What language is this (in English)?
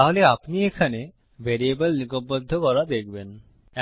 Bangla